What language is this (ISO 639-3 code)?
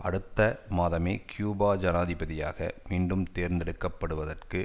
tam